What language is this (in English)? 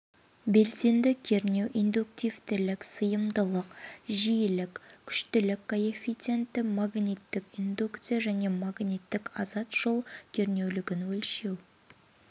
Kazakh